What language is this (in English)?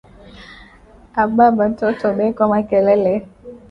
Swahili